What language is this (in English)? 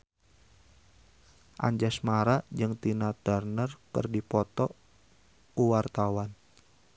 Sundanese